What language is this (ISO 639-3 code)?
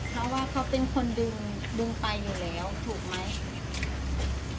tha